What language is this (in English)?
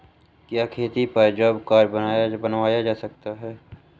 Hindi